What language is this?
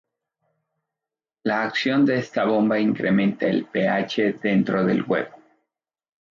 Spanish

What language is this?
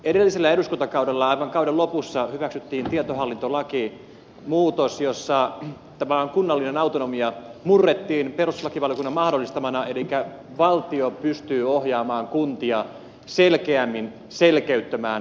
Finnish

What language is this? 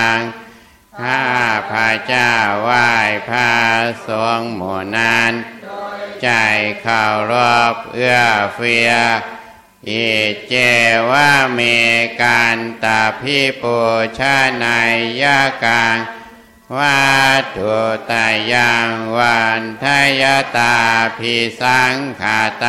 Thai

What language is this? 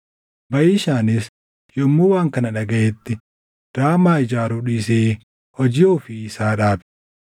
Oromo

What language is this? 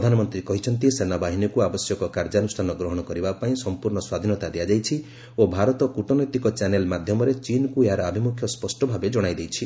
Odia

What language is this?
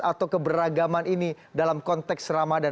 Indonesian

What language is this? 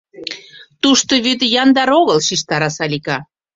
Mari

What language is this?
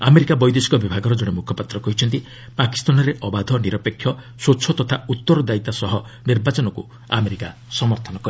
Odia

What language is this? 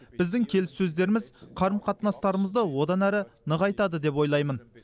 Kazakh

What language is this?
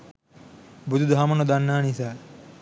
Sinhala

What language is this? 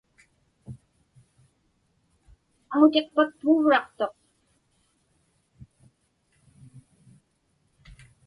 Inupiaq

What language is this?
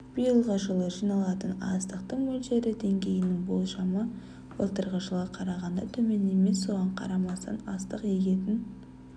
Kazakh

